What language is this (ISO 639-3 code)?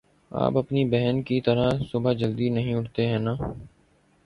urd